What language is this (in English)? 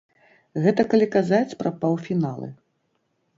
Belarusian